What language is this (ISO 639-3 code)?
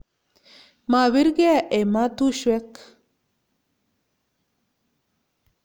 kln